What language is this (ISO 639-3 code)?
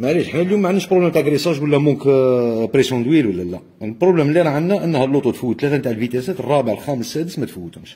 ara